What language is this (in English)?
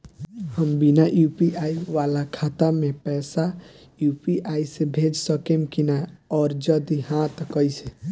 Bhojpuri